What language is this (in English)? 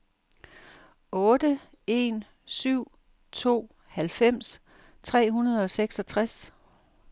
Danish